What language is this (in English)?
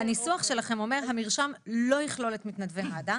Hebrew